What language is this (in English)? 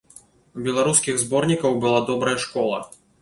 Belarusian